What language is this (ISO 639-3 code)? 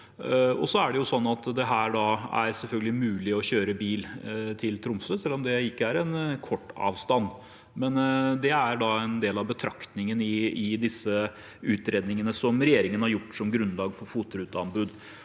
nor